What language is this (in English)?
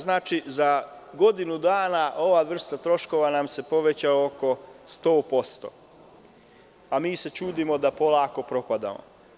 Serbian